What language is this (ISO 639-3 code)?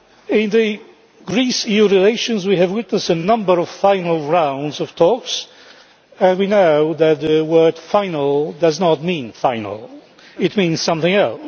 eng